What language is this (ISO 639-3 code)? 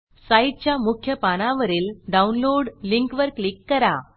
mar